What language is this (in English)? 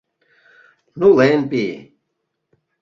Mari